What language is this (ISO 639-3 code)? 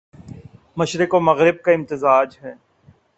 urd